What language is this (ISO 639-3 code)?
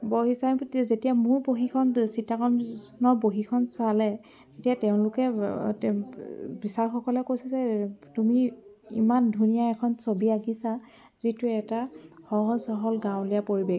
asm